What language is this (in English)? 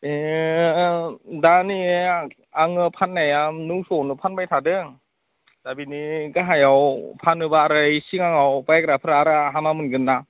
Bodo